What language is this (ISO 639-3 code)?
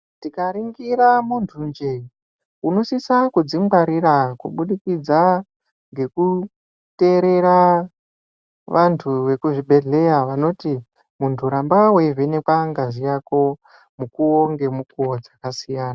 ndc